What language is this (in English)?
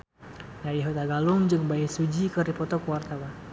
Sundanese